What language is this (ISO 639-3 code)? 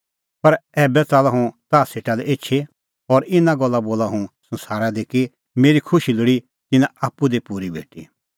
kfx